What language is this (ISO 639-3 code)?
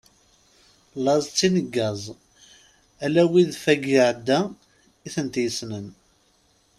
kab